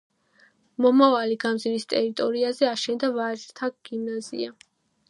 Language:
Georgian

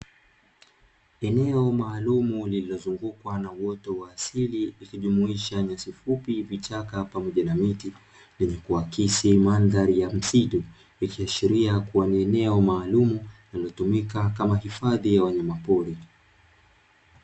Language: Swahili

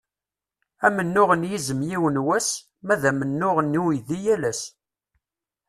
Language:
Kabyle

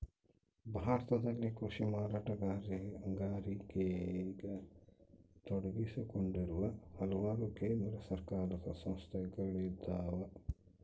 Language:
Kannada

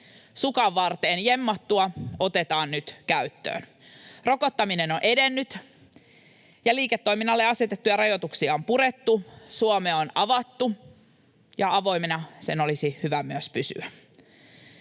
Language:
Finnish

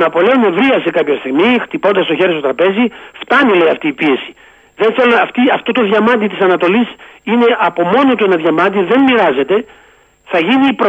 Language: Greek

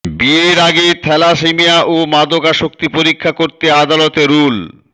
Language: Bangla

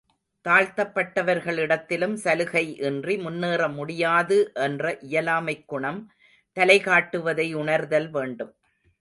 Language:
Tamil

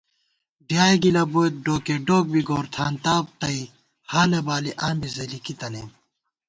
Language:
Gawar-Bati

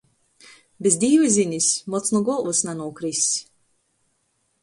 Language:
Latgalian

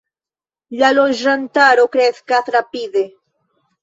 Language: Esperanto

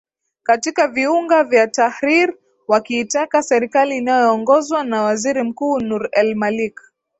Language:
Swahili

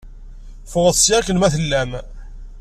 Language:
Kabyle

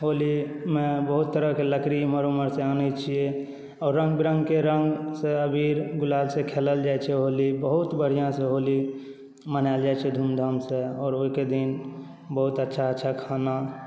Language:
Maithili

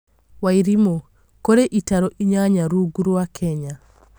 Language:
Kikuyu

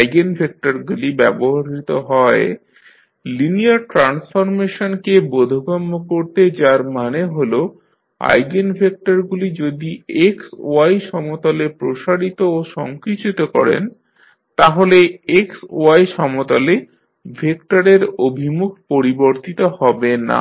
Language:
Bangla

